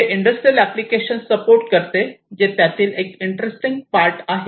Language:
Marathi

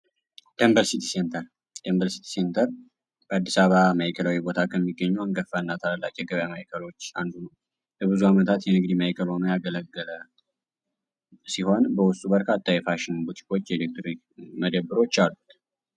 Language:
Amharic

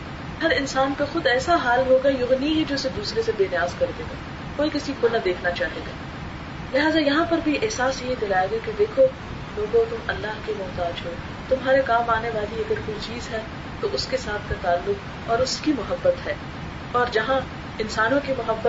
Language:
Urdu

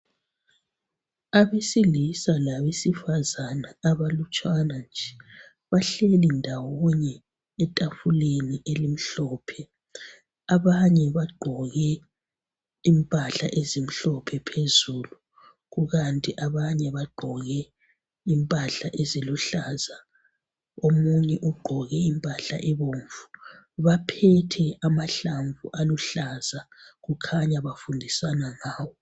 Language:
North Ndebele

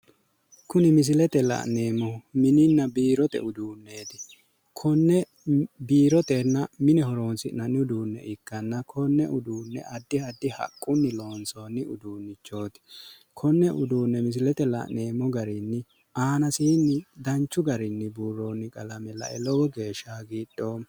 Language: Sidamo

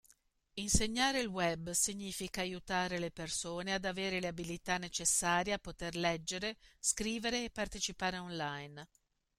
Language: Italian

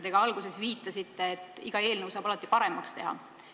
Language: Estonian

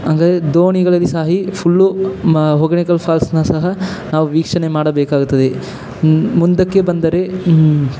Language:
Kannada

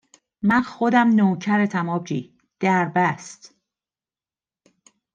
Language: Persian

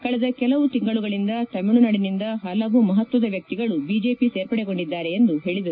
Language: Kannada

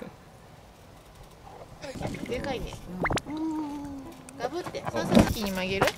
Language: Japanese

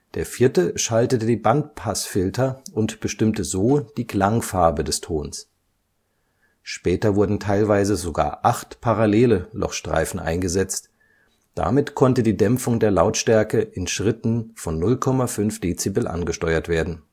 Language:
German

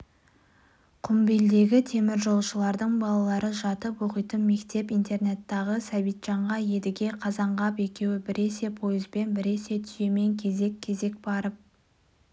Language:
Kazakh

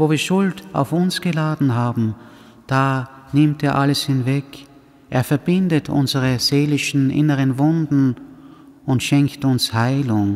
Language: German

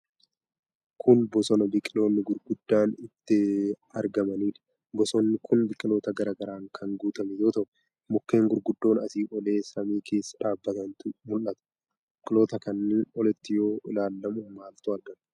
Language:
Oromo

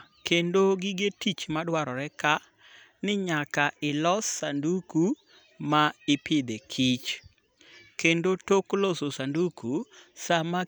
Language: Luo (Kenya and Tanzania)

